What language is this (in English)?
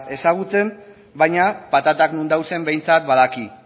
Basque